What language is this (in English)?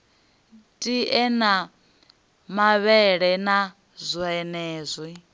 Venda